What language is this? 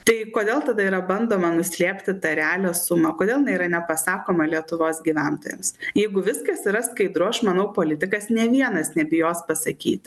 Lithuanian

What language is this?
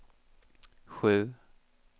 Swedish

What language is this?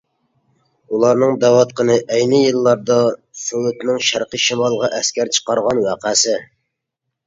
Uyghur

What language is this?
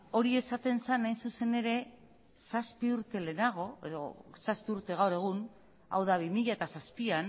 Basque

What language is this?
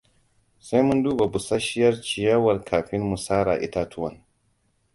Hausa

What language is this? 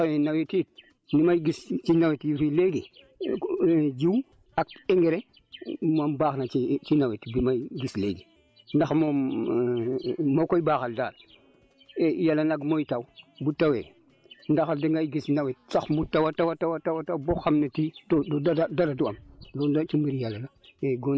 Wolof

